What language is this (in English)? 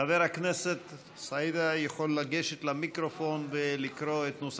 Hebrew